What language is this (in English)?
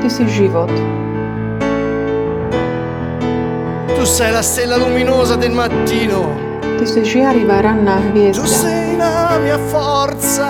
Slovak